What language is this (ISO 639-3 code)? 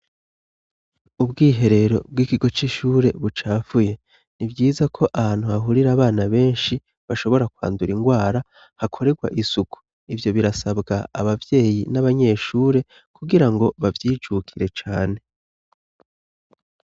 run